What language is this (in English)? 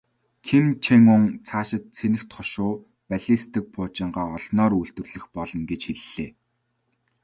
Mongolian